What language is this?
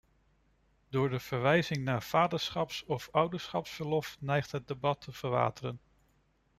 Dutch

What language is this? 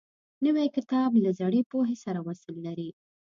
Pashto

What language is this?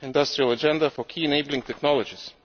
English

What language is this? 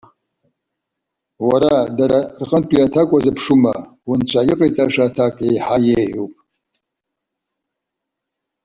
Abkhazian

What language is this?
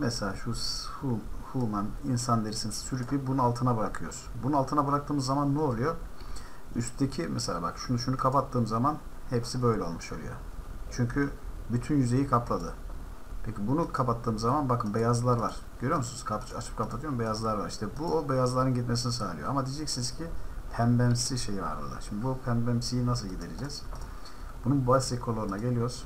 Turkish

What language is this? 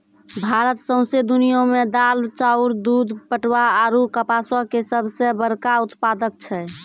Maithili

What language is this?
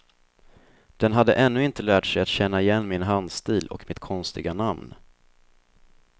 Swedish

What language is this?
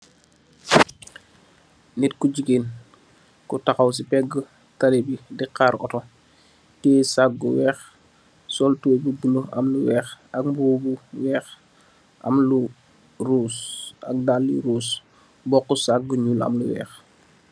Wolof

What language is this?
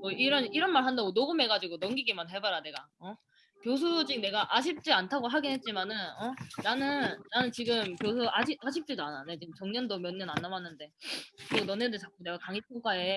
Korean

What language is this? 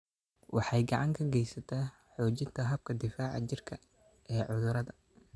Somali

